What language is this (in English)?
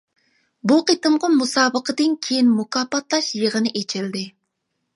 Uyghur